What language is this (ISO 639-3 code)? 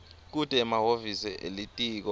ssw